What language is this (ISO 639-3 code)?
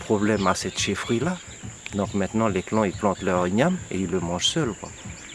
fra